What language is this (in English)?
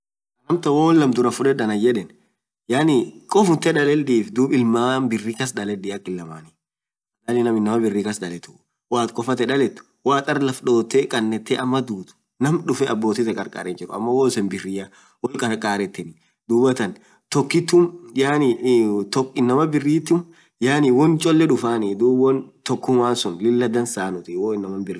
Orma